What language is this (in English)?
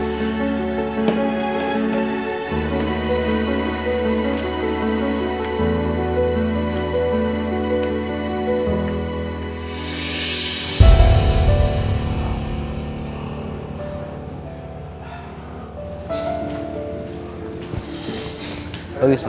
Indonesian